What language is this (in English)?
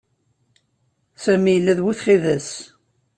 Kabyle